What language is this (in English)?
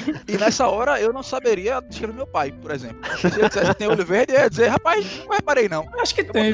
Portuguese